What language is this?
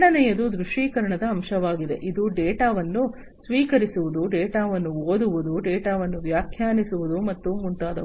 Kannada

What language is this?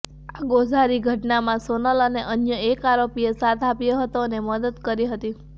Gujarati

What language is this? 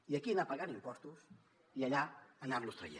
Catalan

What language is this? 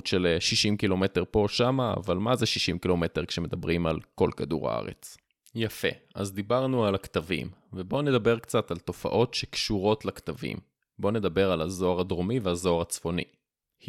Hebrew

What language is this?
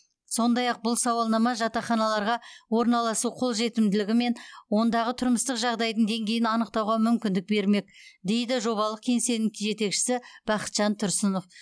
Kazakh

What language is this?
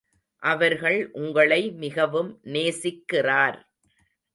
Tamil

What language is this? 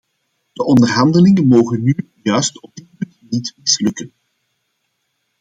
Dutch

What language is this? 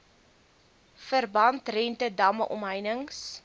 Afrikaans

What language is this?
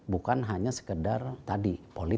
Indonesian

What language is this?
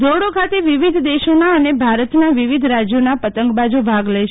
Gujarati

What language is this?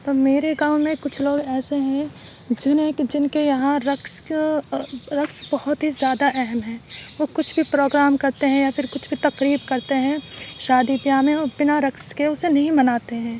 Urdu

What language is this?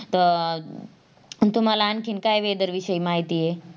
Marathi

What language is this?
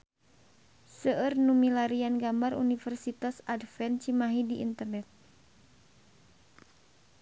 Sundanese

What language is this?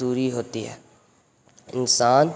Urdu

